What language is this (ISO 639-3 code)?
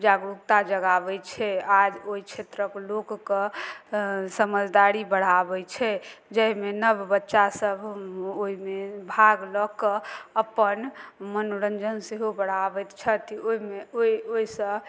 mai